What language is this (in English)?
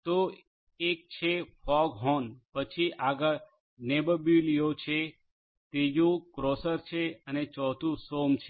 Gujarati